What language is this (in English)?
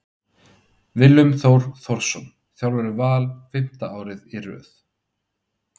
Icelandic